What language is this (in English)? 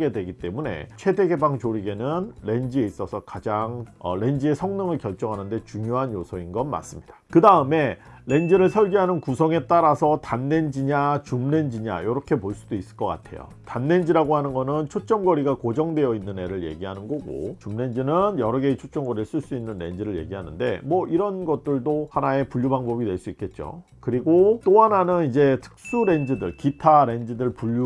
Korean